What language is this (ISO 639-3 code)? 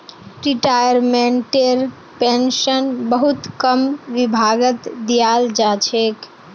mag